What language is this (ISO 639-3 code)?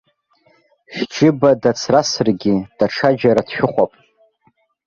abk